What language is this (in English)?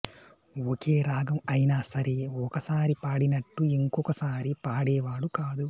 Telugu